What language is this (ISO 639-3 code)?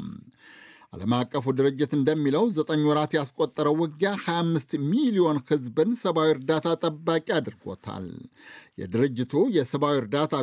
amh